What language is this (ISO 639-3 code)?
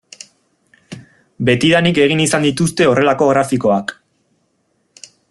eus